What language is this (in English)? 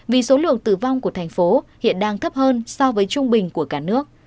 Vietnamese